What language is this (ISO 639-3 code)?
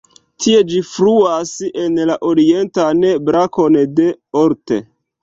epo